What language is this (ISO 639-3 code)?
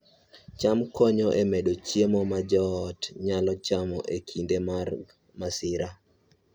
luo